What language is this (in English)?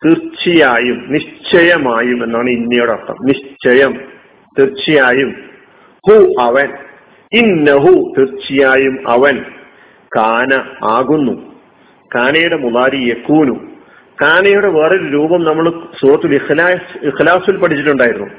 Malayalam